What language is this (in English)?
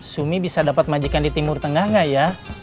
Indonesian